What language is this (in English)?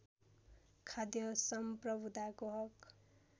Nepali